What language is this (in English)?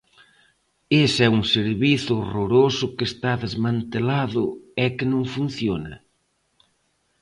Galician